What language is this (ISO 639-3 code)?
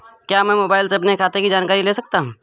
hin